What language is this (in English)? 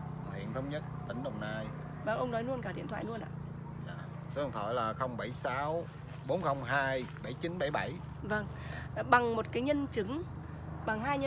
Vietnamese